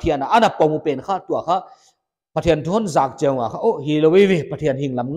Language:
Indonesian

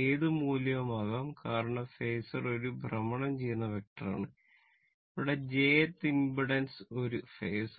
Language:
Malayalam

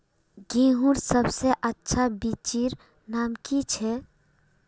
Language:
Magahi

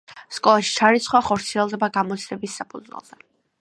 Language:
Georgian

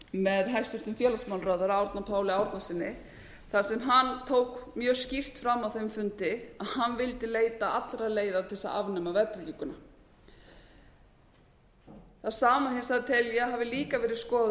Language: Icelandic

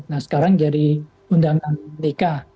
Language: Indonesian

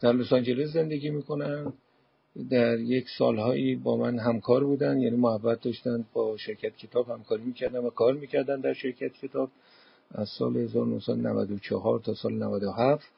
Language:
Persian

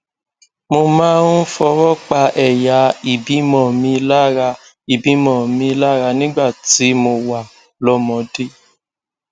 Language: Yoruba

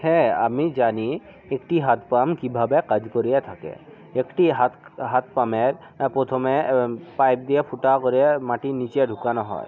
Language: Bangla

